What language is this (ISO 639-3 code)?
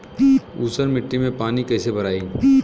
bho